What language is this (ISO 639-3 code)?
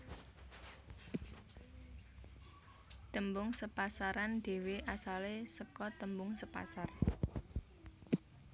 jav